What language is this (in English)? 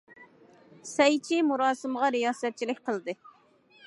Uyghur